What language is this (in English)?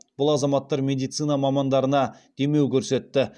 Kazakh